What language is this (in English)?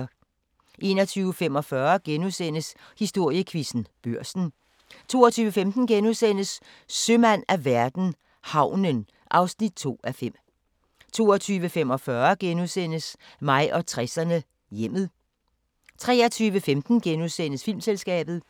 Danish